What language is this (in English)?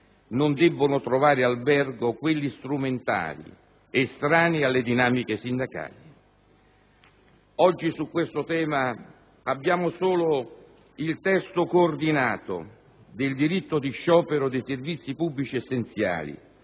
Italian